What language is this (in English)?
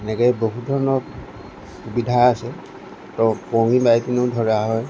Assamese